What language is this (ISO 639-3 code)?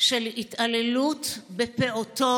heb